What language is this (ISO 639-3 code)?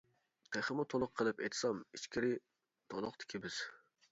uig